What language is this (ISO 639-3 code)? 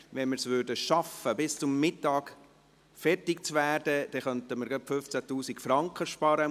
gsw